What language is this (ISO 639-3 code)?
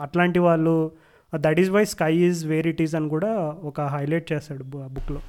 tel